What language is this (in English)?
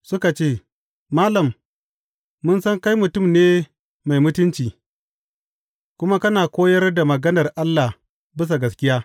Hausa